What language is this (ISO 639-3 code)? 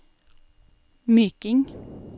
nor